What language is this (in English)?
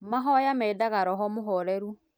Kikuyu